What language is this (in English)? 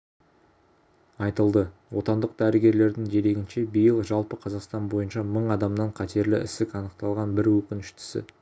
Kazakh